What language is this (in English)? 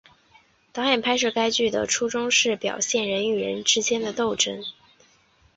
Chinese